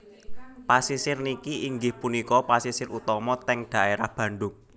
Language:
Javanese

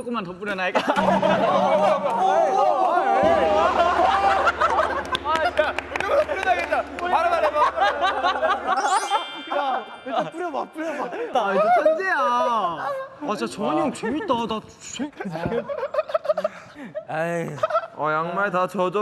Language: Korean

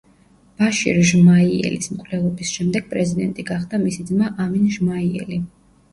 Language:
Georgian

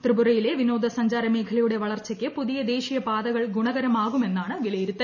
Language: Malayalam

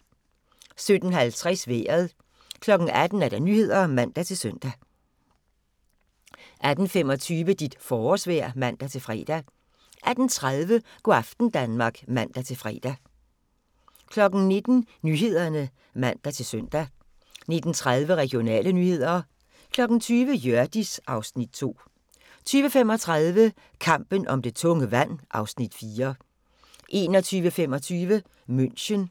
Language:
Danish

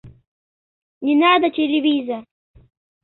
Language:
Mari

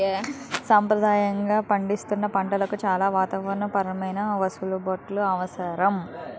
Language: Telugu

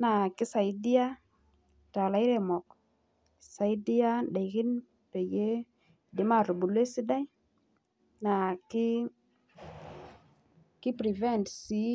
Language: Masai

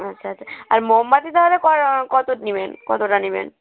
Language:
Bangla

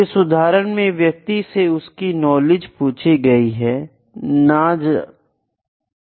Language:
Hindi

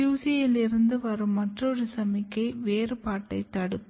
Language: Tamil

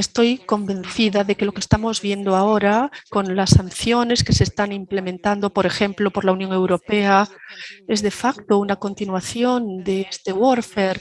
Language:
Spanish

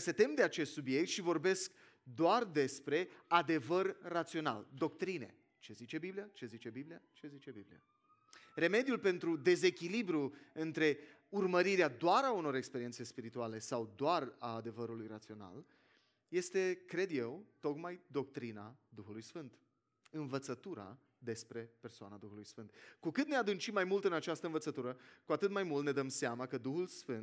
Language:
Romanian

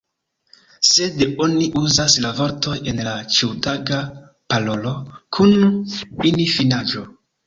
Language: Esperanto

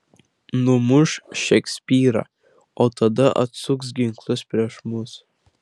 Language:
Lithuanian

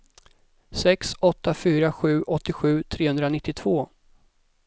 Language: Swedish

